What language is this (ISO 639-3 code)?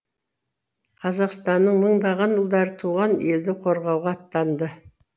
kaz